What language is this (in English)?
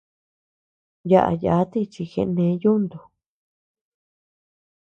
Tepeuxila Cuicatec